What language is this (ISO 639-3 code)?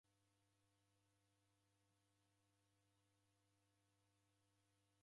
dav